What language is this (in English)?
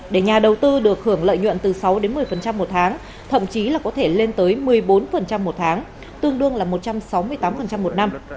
Vietnamese